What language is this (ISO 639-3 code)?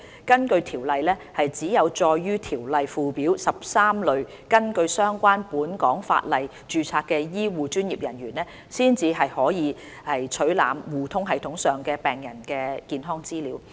yue